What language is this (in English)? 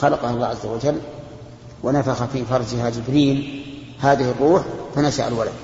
Arabic